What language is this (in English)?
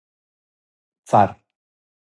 Serbian